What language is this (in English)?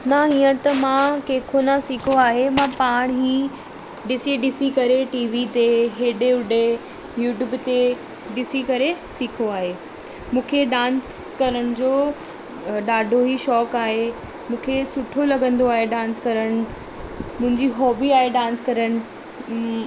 Sindhi